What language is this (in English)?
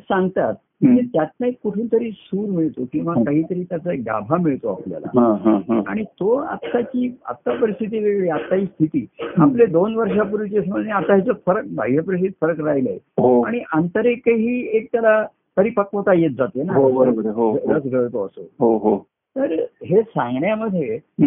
Marathi